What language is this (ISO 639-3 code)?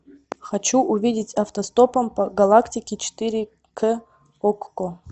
rus